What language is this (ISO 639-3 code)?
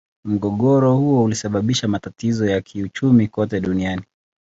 swa